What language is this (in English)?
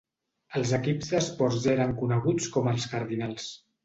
Catalan